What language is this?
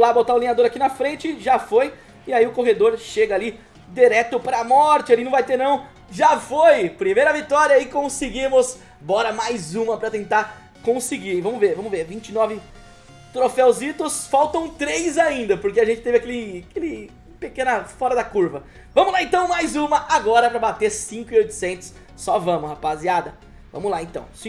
Portuguese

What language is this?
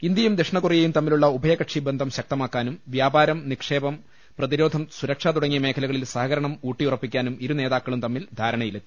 Malayalam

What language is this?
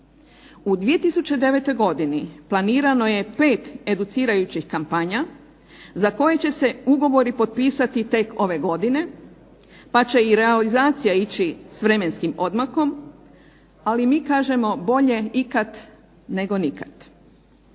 Croatian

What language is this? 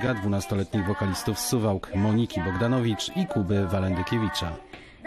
Polish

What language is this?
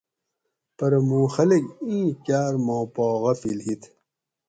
Gawri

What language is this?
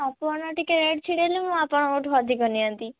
Odia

